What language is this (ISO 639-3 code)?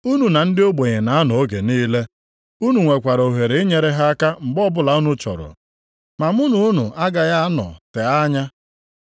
ibo